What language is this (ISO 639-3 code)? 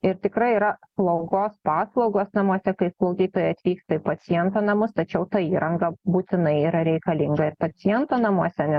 lit